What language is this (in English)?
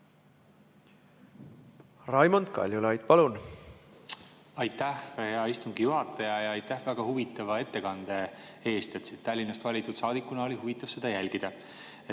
Estonian